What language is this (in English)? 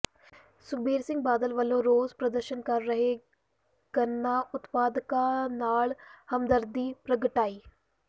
Punjabi